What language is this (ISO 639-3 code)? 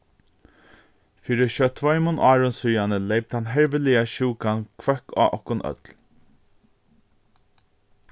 fao